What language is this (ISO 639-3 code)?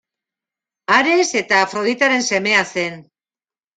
eus